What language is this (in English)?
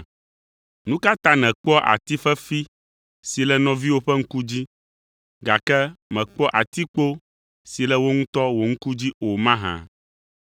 Ewe